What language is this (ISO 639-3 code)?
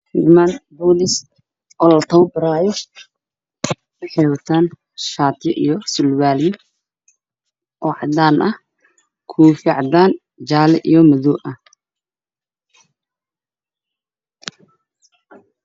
som